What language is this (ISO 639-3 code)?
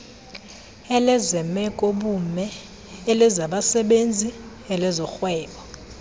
xho